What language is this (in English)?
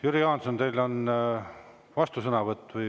Estonian